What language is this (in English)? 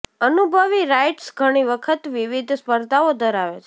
Gujarati